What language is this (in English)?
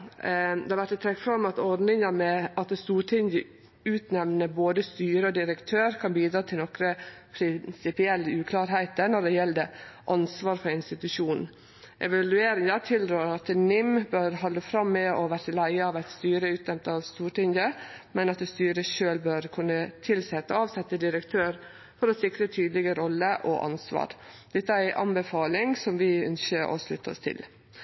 Norwegian Nynorsk